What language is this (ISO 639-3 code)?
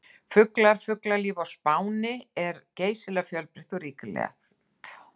isl